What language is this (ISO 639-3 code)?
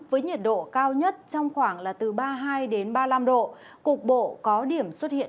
vie